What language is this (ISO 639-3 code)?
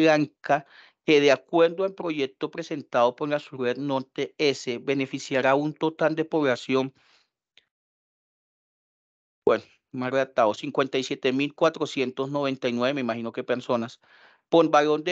spa